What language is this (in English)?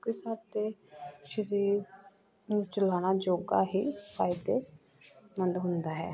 Punjabi